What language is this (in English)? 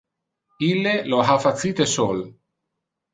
Interlingua